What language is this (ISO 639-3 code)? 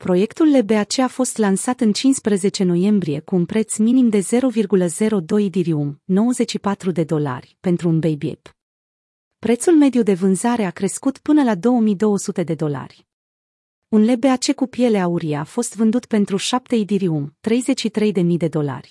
ron